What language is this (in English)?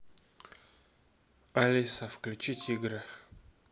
Russian